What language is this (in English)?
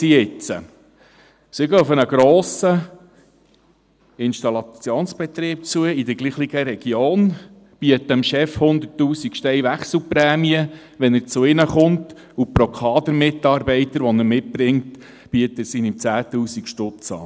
Swiss German